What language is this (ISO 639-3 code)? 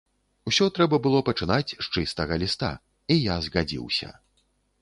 bel